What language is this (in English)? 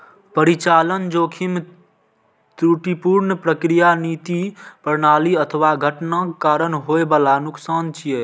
Maithili